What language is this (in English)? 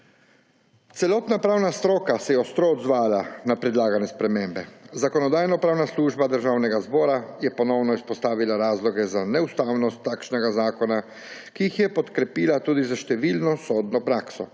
Slovenian